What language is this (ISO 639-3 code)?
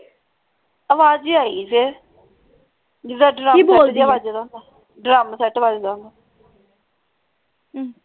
pan